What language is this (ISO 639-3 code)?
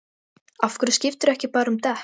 isl